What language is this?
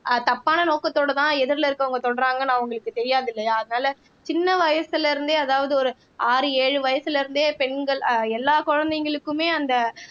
Tamil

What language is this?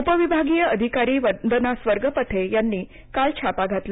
Marathi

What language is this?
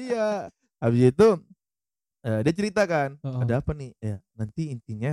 Indonesian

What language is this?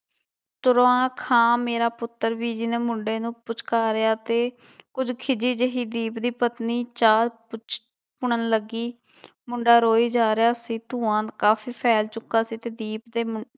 Punjabi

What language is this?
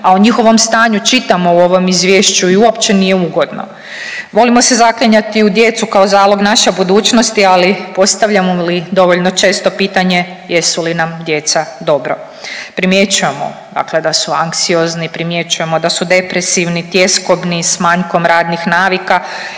Croatian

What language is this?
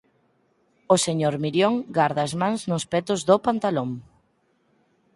Galician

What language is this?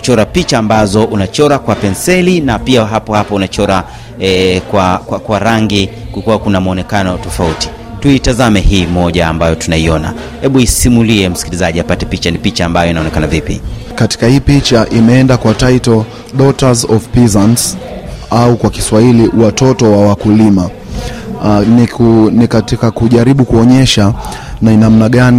Swahili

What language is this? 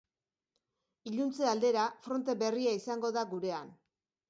Basque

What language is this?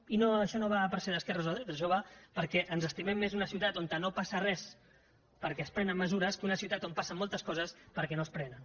Catalan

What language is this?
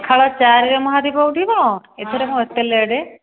Odia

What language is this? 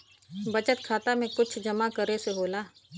Bhojpuri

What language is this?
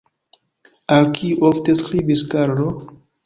Esperanto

